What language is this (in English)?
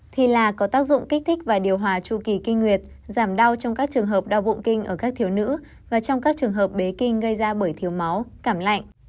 Vietnamese